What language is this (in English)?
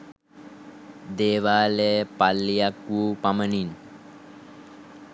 Sinhala